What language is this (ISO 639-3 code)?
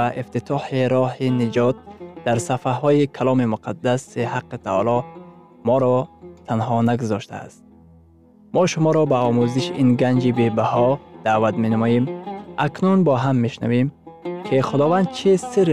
fas